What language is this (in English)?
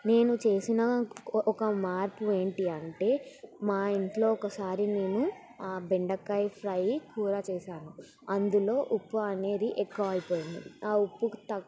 Telugu